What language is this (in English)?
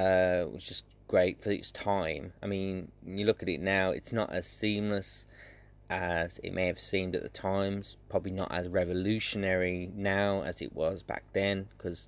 English